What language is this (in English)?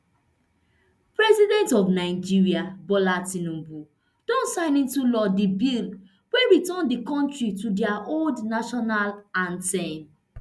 Nigerian Pidgin